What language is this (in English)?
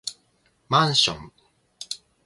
Japanese